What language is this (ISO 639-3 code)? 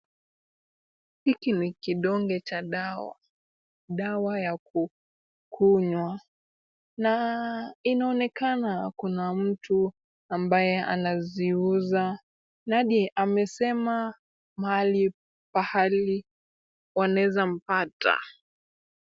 swa